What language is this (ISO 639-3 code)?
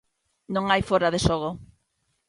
glg